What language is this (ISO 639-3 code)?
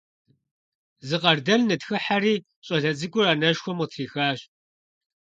kbd